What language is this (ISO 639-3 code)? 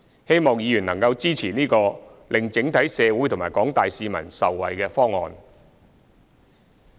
yue